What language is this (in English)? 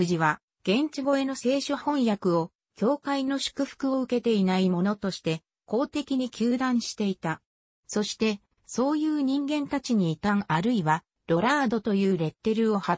Japanese